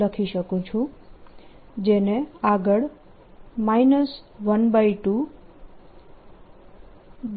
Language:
Gujarati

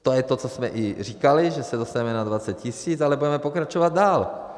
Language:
Czech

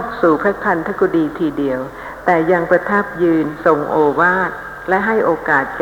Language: Thai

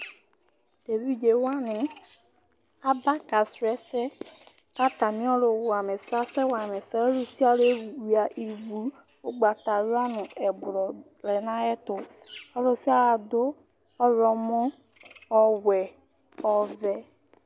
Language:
Ikposo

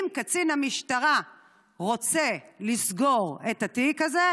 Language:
Hebrew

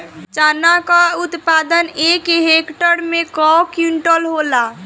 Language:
Bhojpuri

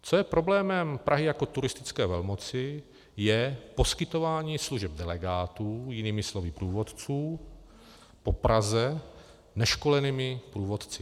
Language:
Czech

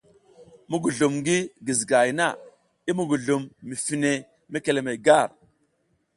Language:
South Giziga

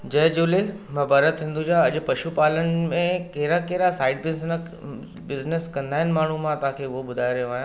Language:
Sindhi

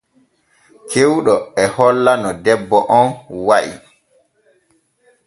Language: Borgu Fulfulde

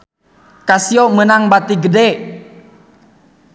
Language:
Sundanese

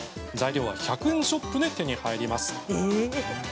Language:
Japanese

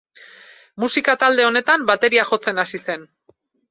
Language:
Basque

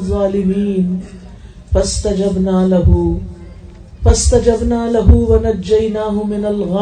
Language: Urdu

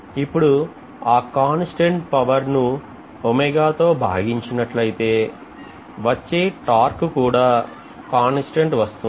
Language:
Telugu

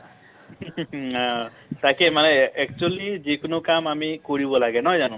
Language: Assamese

